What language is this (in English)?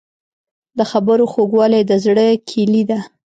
Pashto